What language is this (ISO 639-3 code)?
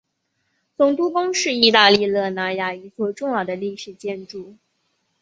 zho